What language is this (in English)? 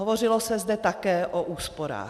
Czech